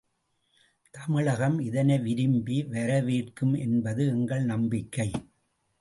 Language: Tamil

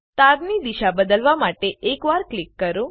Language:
Gujarati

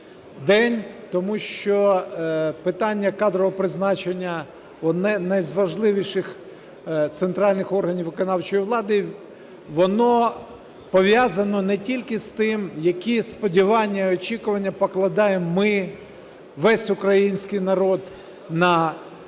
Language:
Ukrainian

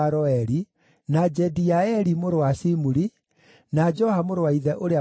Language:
Kikuyu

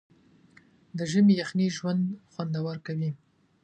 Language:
Pashto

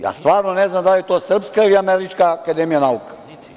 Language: Serbian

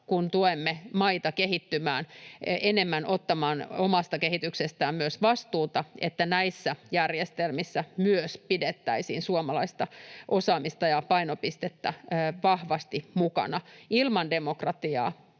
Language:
Finnish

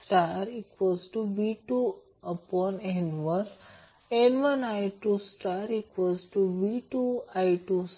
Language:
Marathi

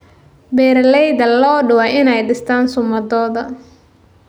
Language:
Somali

